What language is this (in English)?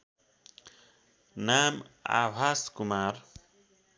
Nepali